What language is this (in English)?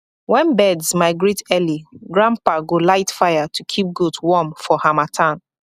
Nigerian Pidgin